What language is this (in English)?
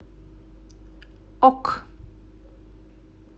Russian